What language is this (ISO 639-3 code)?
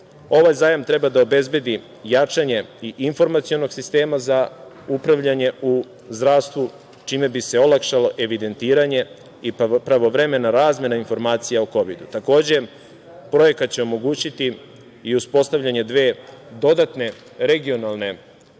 srp